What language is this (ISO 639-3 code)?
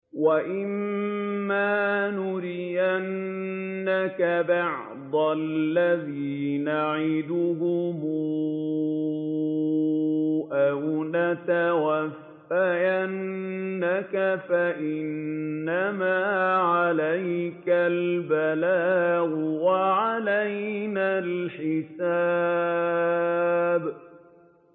ara